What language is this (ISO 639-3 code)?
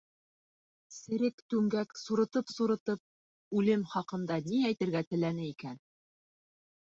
bak